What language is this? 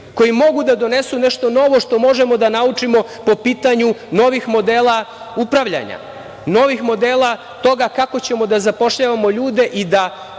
Serbian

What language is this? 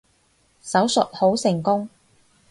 Cantonese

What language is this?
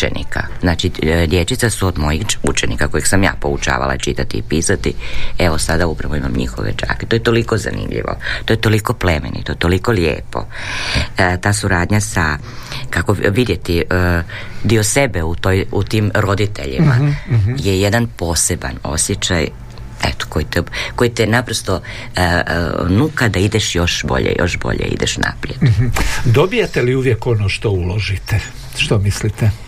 Croatian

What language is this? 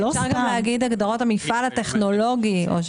Hebrew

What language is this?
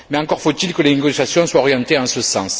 French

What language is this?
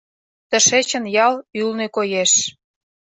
Mari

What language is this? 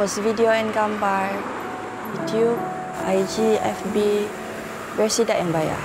Malay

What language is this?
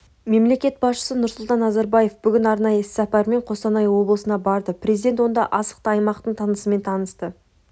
Kazakh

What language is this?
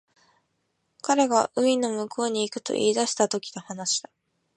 Japanese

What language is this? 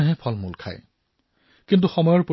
Assamese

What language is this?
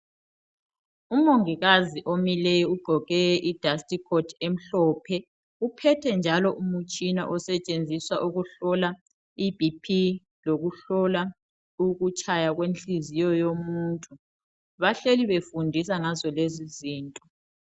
North Ndebele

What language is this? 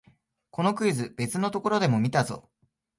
Japanese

